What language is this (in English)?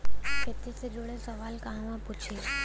Bhojpuri